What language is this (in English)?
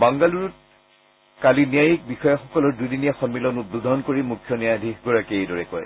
Assamese